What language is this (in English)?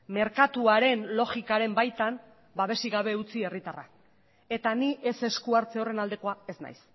Basque